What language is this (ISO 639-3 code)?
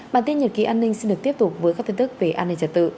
vie